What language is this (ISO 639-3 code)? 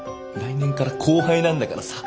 jpn